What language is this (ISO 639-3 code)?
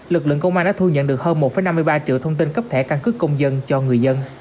vie